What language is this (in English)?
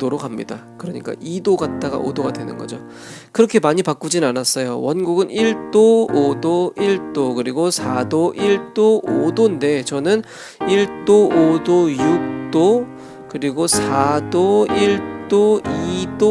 Korean